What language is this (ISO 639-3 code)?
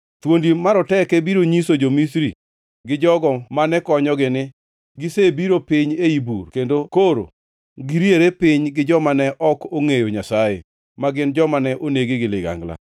luo